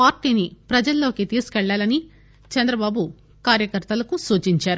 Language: Telugu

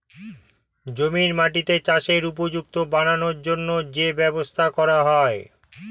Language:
Bangla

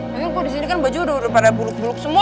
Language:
Indonesian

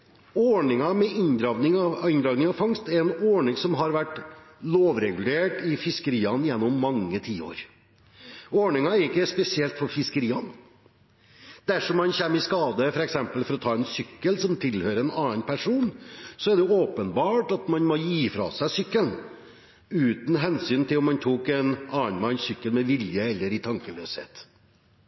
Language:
Norwegian Bokmål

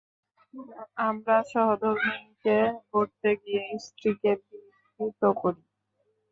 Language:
Bangla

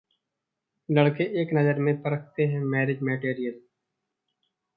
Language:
Hindi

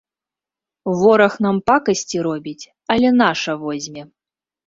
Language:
Belarusian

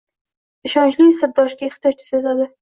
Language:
Uzbek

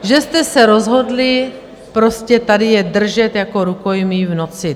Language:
Czech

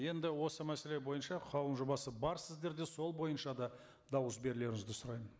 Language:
Kazakh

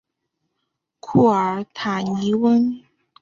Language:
Chinese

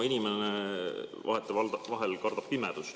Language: Estonian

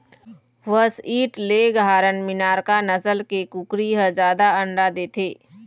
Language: Chhattisgarhi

